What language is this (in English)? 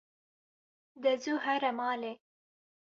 Kurdish